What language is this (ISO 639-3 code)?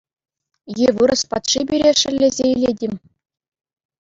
chv